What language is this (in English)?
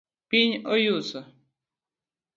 Luo (Kenya and Tanzania)